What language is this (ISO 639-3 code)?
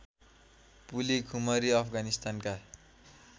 nep